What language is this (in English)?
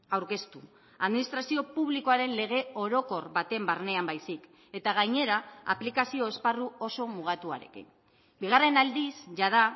Basque